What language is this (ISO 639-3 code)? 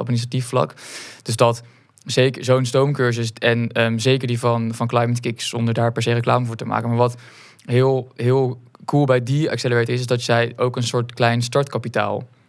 nld